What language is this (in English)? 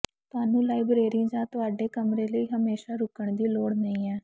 Punjabi